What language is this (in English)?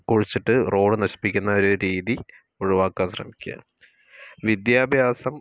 Malayalam